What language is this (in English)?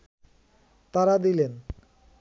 Bangla